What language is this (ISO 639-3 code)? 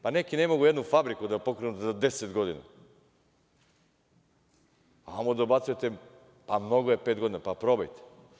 srp